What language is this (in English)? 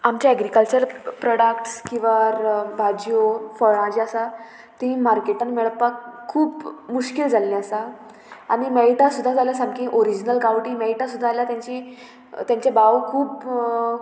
Konkani